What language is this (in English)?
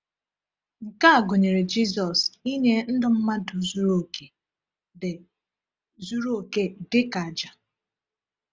Igbo